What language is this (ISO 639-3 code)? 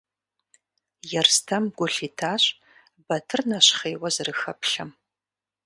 kbd